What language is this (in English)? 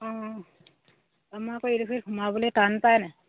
Assamese